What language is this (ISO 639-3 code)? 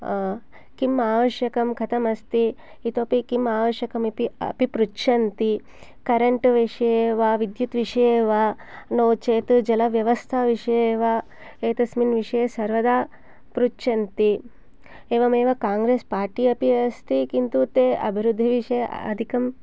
san